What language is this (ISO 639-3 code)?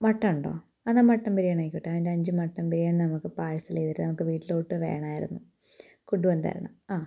mal